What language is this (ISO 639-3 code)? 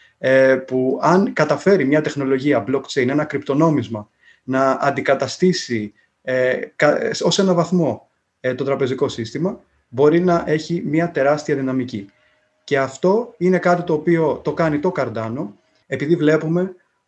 ell